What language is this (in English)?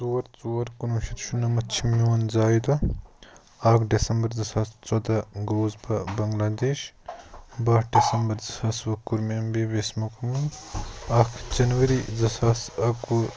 Kashmiri